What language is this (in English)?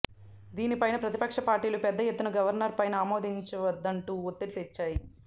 Telugu